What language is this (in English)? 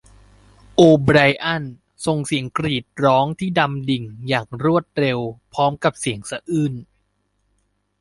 Thai